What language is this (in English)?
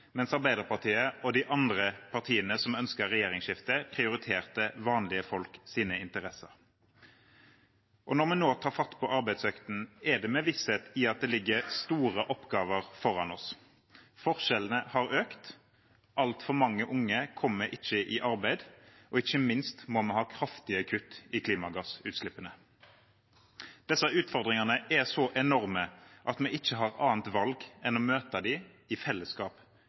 Norwegian Bokmål